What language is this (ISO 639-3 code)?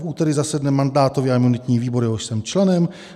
ces